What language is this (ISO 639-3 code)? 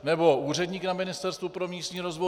ces